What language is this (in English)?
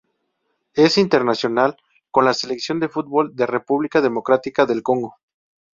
Spanish